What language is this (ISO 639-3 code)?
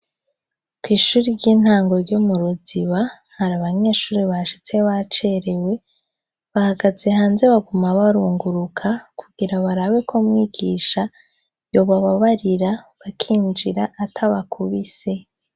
run